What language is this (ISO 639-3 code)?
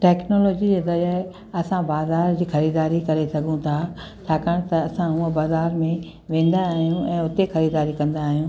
snd